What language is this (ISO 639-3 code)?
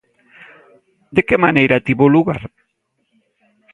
glg